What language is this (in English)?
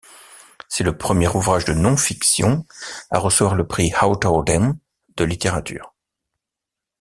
French